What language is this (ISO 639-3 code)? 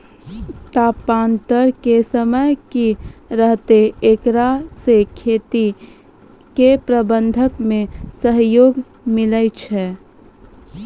mai